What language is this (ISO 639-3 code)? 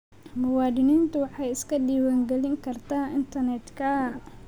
som